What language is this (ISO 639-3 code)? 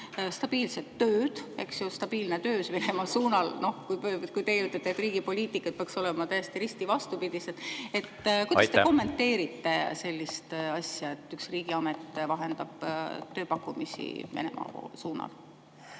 est